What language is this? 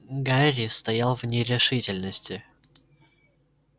Russian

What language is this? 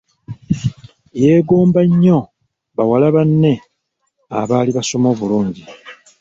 Ganda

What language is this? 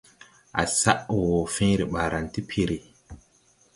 Tupuri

